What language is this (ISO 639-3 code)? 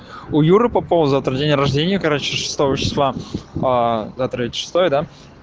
rus